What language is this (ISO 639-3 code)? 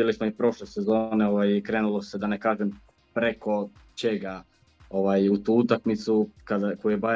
hrv